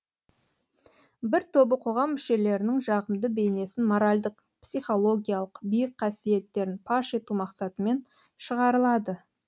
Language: Kazakh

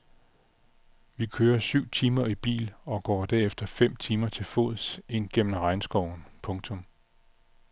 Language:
Danish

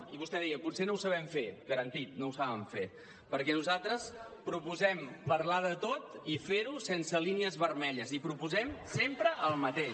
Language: Catalan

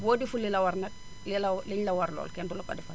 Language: Wolof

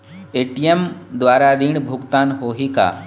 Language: Chhattisgarhi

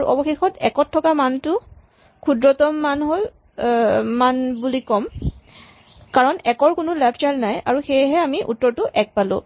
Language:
Assamese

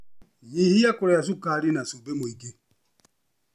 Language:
Kikuyu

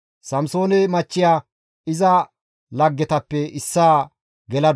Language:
Gamo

